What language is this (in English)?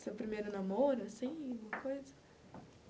Portuguese